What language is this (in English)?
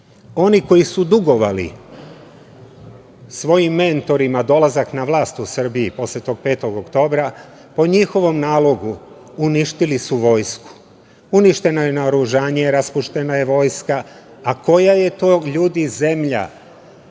Serbian